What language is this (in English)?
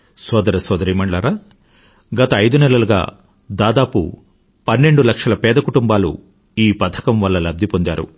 Telugu